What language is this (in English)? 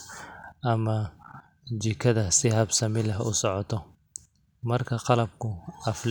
Somali